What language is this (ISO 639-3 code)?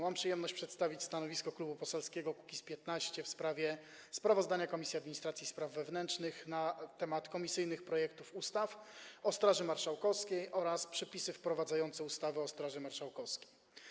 pol